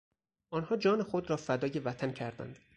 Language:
Persian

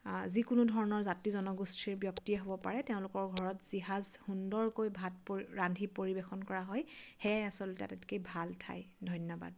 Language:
Assamese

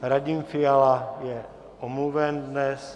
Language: Czech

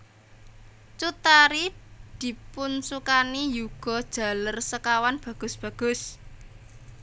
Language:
Javanese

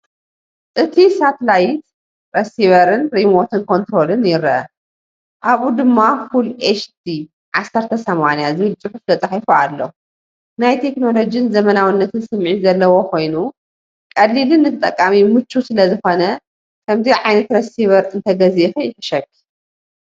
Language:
Tigrinya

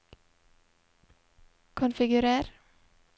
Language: Norwegian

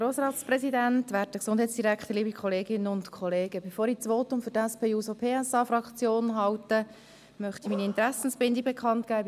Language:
Swiss German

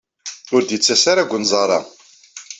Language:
Kabyle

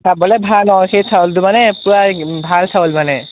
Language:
Assamese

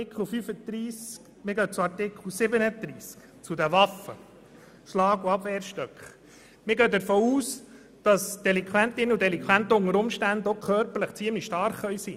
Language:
Swiss German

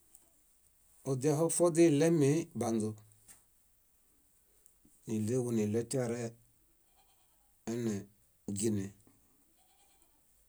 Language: Bayot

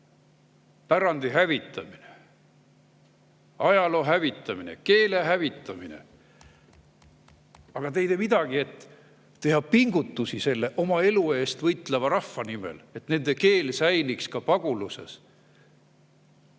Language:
Estonian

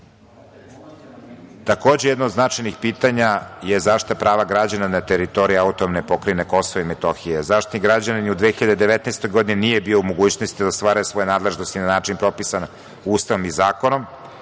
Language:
Serbian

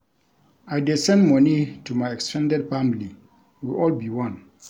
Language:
Nigerian Pidgin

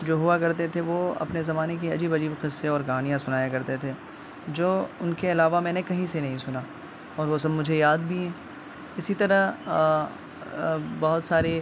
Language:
Urdu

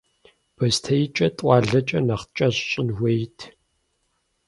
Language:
Kabardian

